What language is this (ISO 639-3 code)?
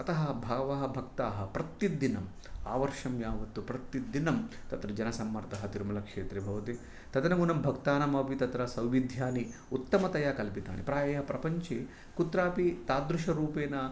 san